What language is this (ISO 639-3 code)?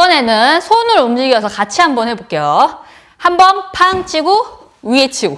kor